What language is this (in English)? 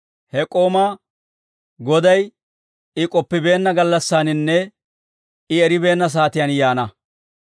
Dawro